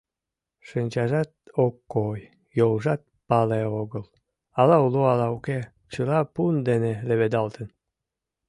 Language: Mari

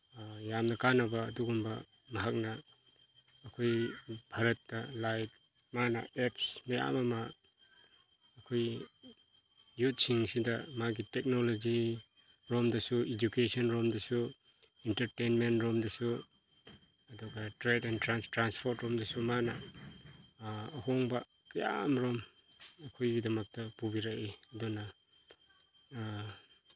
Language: Manipuri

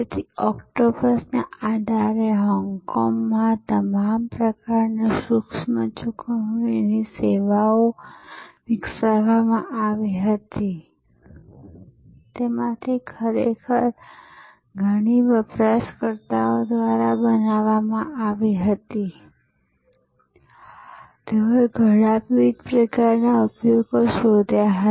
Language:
Gujarati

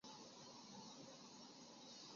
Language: Chinese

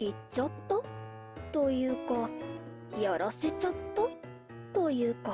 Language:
Japanese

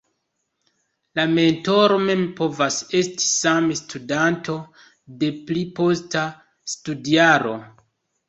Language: Esperanto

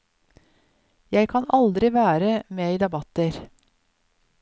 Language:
Norwegian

